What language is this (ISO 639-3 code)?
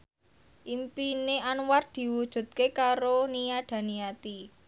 jav